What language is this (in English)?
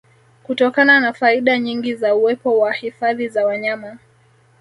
Swahili